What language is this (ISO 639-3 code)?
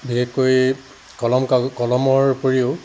asm